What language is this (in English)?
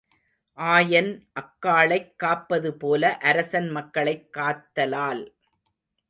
Tamil